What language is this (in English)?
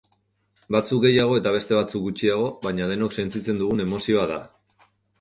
Basque